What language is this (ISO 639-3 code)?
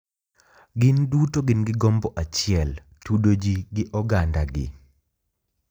luo